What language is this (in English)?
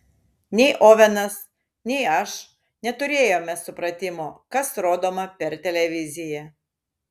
Lithuanian